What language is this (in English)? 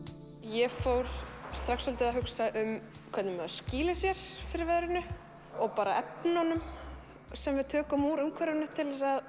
Icelandic